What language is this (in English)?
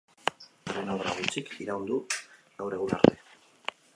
Basque